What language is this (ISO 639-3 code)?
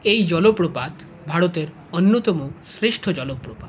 ben